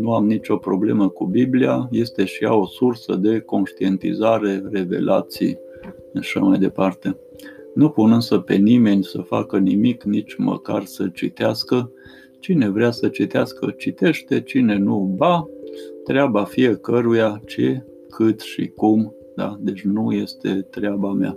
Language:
Romanian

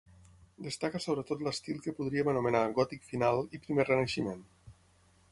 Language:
Catalan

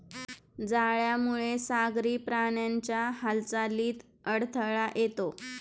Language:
Marathi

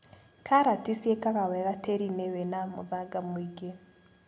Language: Kikuyu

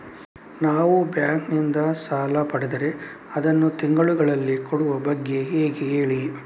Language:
Kannada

